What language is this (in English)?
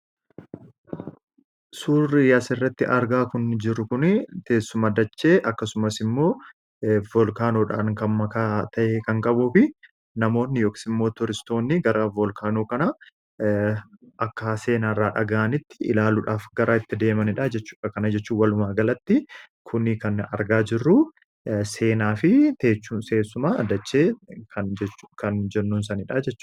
Oromo